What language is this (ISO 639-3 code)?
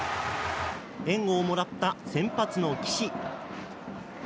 jpn